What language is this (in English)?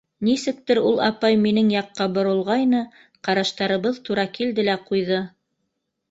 Bashkir